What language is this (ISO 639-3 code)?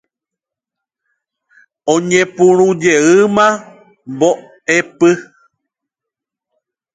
grn